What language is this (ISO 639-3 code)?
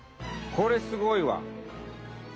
jpn